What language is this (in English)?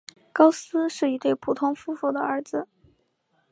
Chinese